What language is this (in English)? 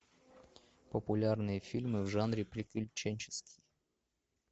Russian